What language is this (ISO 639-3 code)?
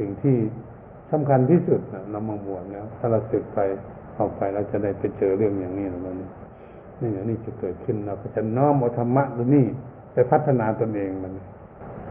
tha